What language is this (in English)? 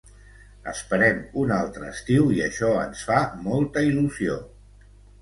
Catalan